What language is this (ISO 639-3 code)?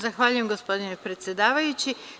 srp